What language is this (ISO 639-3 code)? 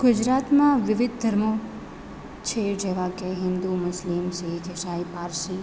guj